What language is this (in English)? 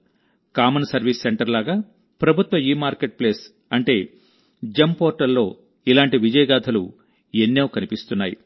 Telugu